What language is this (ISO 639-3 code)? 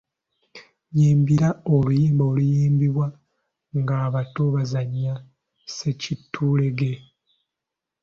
lug